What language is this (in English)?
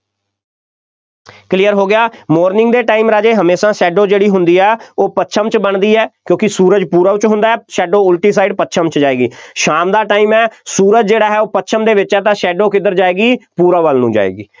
Punjabi